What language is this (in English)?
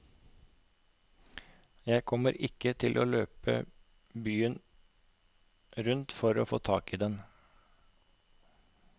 Norwegian